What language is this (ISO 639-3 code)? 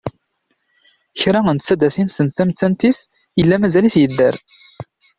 kab